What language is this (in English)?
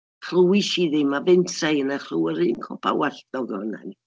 Welsh